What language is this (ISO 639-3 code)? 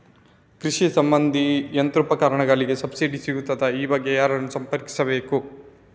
kan